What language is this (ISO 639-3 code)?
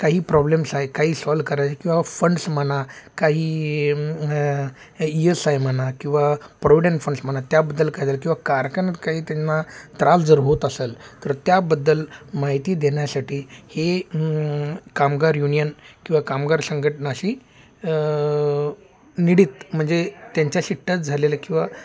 mar